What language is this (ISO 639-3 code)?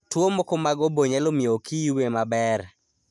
luo